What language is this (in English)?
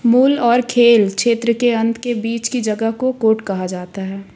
Hindi